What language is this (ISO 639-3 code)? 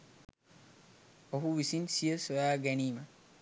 sin